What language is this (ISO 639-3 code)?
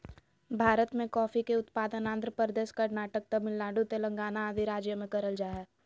mag